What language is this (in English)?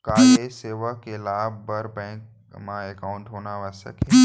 Chhattisgarhi